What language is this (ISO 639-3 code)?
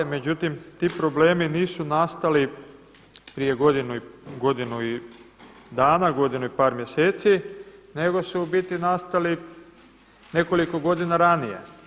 hrv